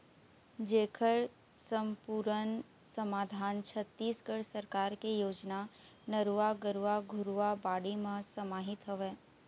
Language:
Chhattisgarhi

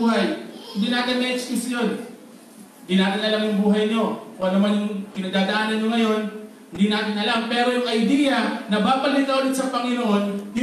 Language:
Filipino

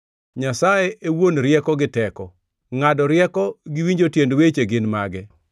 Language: Luo (Kenya and Tanzania)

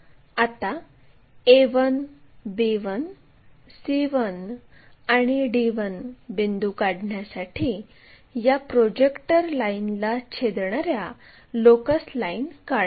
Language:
Marathi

